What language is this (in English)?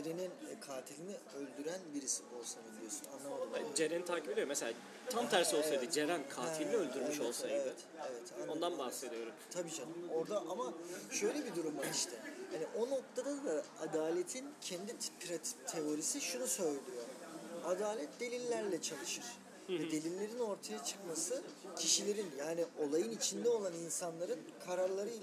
Turkish